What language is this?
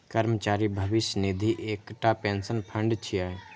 Maithili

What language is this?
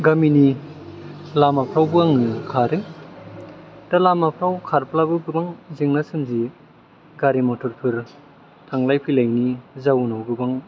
Bodo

